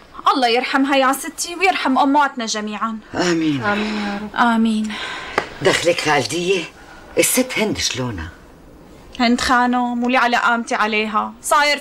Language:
Arabic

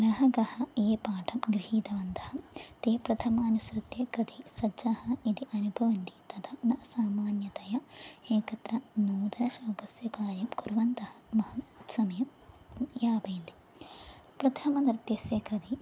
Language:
Sanskrit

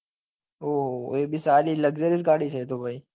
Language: Gujarati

